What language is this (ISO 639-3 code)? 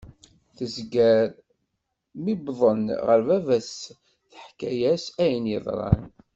kab